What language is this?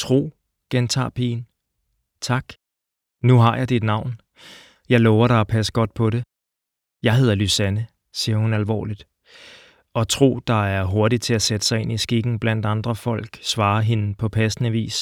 Danish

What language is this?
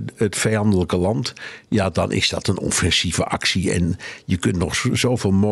Dutch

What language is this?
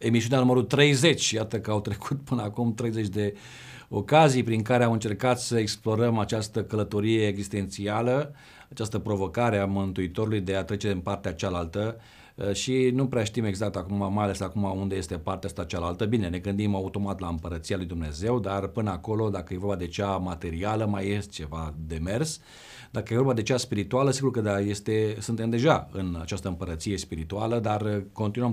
Romanian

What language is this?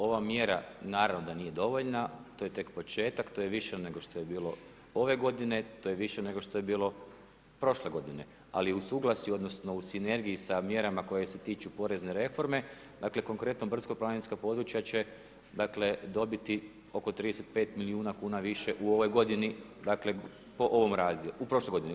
Croatian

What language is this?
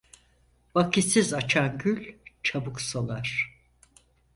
Turkish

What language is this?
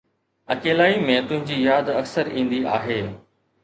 Sindhi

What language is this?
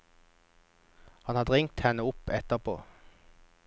Norwegian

